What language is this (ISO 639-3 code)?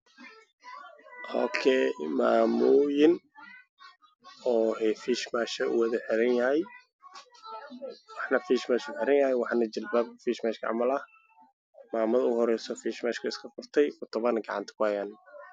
som